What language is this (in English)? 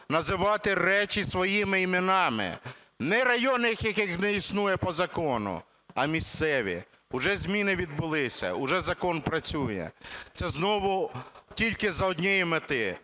Ukrainian